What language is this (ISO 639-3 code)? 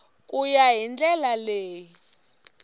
tso